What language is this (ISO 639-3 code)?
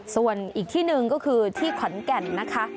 tha